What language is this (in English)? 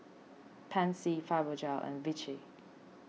English